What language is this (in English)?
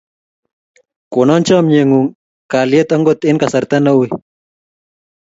Kalenjin